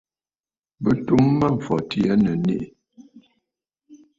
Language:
Bafut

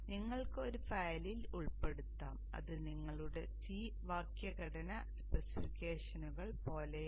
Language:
Malayalam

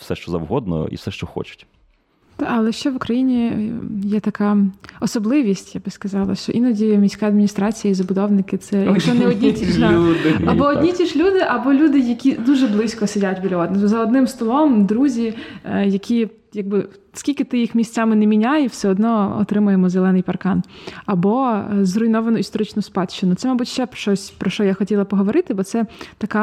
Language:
Ukrainian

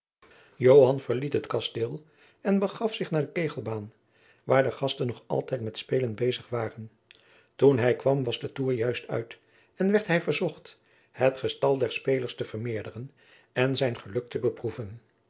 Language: Dutch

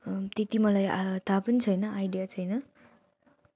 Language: Nepali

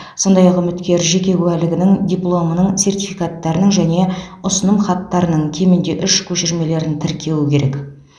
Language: Kazakh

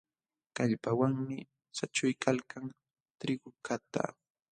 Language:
Jauja Wanca Quechua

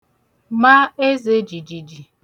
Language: Igbo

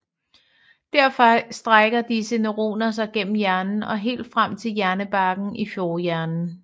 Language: Danish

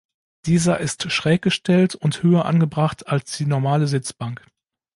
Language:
German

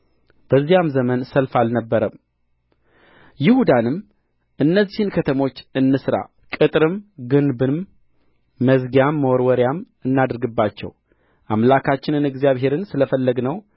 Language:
Amharic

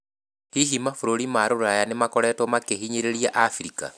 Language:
Kikuyu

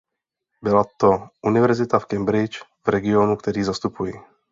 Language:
Czech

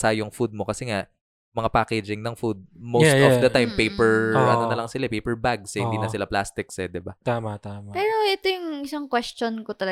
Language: Filipino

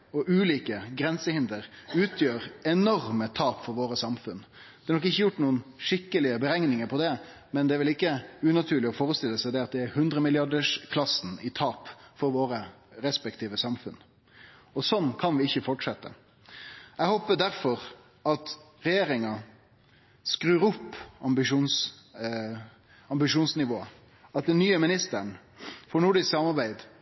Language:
Norwegian Nynorsk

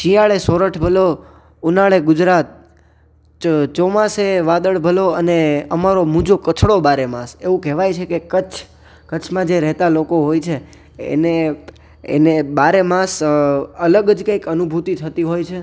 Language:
Gujarati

